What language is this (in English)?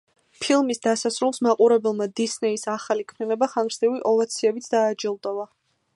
Georgian